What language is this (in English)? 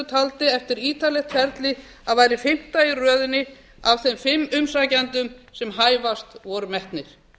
Icelandic